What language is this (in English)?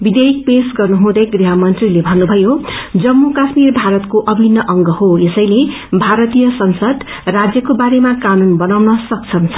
Nepali